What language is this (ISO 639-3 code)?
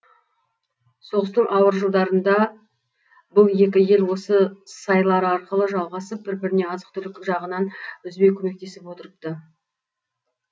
kaz